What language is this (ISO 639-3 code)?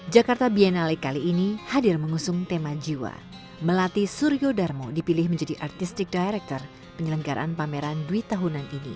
ind